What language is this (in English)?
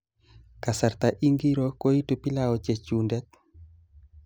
Kalenjin